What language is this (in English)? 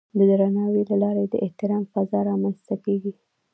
Pashto